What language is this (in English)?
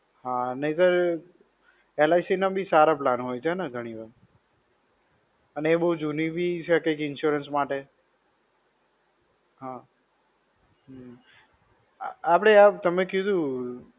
Gujarati